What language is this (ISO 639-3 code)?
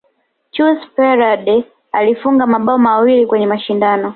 swa